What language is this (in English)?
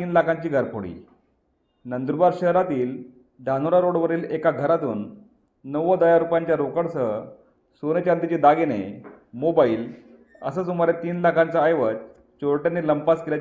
Marathi